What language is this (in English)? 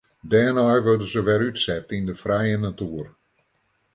Western Frisian